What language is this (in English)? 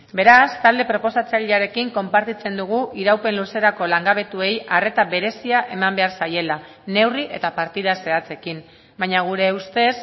Basque